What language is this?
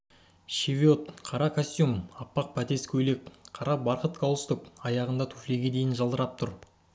Kazakh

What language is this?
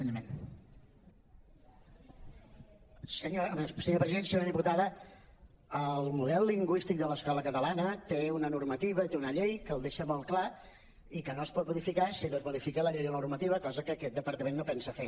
Catalan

